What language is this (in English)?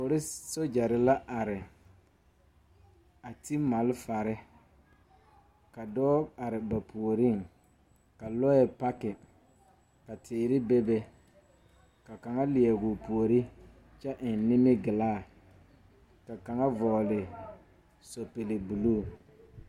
Southern Dagaare